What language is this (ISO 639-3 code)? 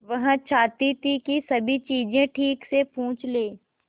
hin